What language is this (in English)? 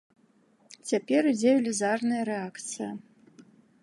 Belarusian